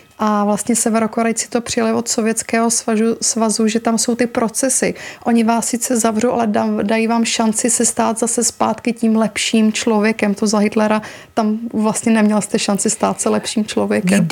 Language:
Czech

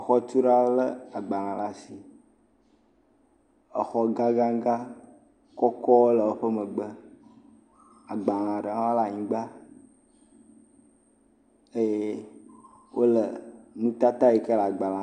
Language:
Ewe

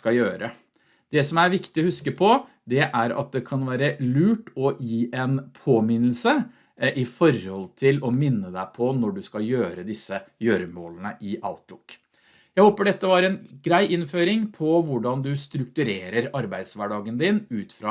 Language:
Norwegian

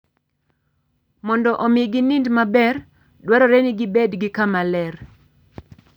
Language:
Luo (Kenya and Tanzania)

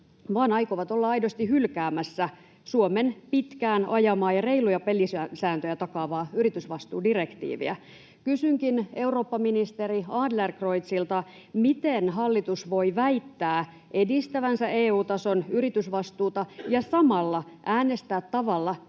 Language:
Finnish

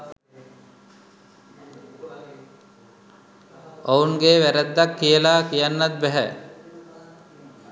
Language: Sinhala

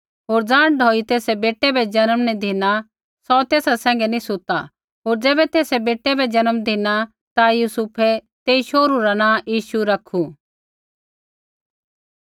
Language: Kullu Pahari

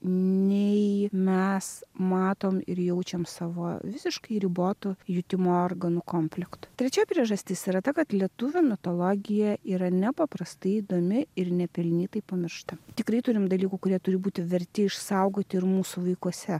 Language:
Lithuanian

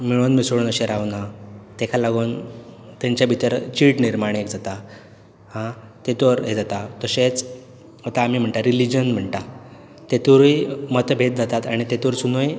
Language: Konkani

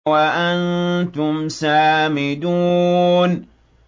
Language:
Arabic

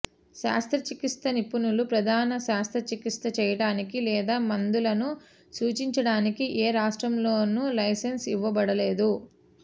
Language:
Telugu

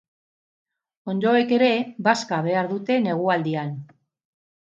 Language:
Basque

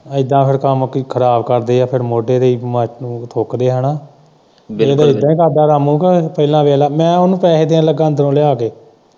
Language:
Punjabi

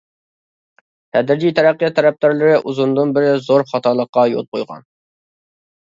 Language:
Uyghur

